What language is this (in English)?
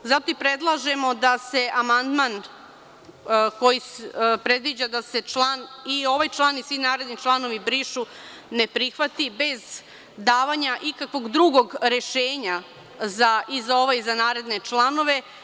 Serbian